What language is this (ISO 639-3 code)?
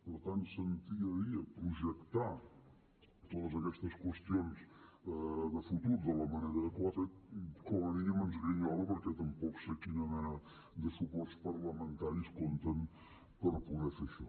cat